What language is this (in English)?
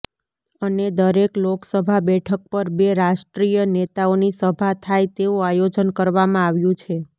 Gujarati